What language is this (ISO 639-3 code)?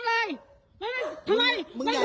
tha